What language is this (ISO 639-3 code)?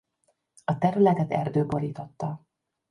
hun